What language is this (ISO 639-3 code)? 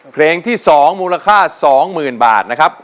tha